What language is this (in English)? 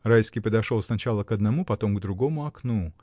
Russian